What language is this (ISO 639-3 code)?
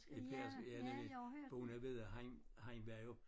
dan